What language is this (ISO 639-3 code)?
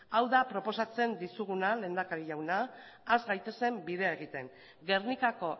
eus